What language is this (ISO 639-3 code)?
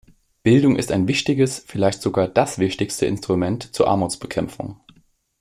deu